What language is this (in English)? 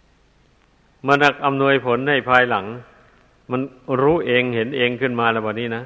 Thai